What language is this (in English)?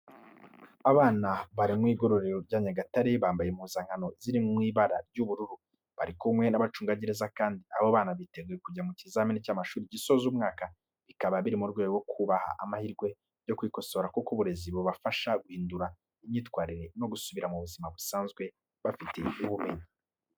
Kinyarwanda